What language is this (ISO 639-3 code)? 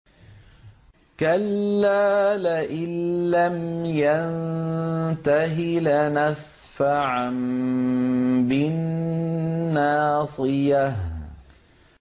ara